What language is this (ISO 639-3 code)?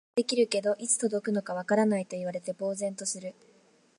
jpn